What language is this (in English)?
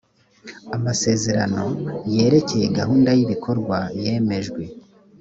Kinyarwanda